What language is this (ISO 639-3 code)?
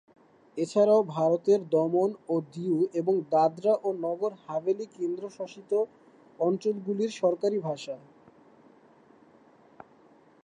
ben